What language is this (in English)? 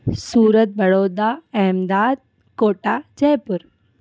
Sindhi